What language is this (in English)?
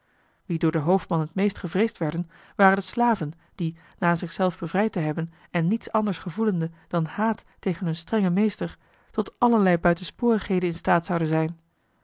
Dutch